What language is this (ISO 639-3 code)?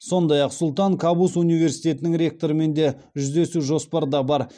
kaz